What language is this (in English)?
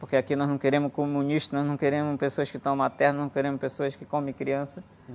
Portuguese